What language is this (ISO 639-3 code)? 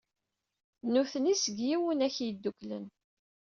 kab